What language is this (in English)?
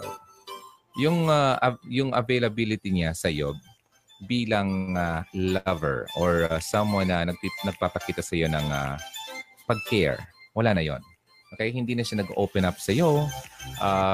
Filipino